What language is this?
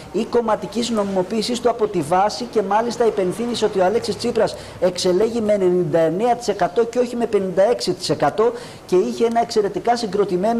Greek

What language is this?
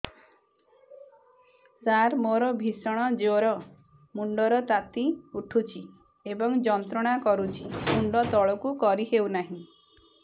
Odia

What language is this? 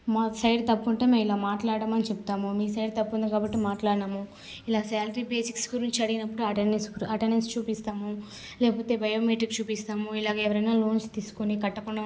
Telugu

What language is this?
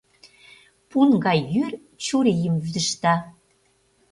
Mari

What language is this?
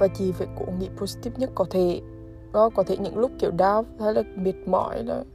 Vietnamese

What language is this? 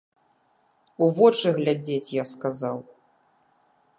Belarusian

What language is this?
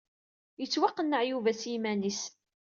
Kabyle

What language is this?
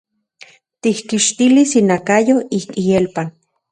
Central Puebla Nahuatl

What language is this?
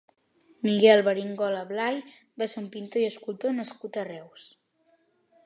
Catalan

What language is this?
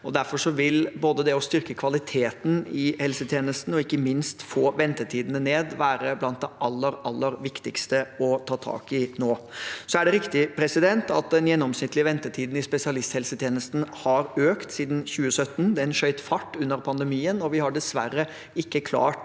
Norwegian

